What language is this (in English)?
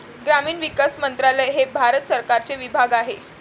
Marathi